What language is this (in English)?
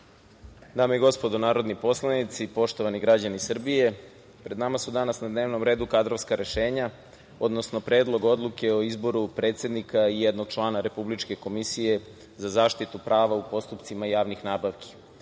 Serbian